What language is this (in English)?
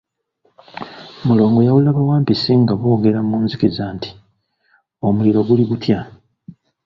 Ganda